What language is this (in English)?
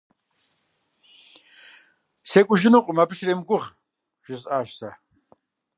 Kabardian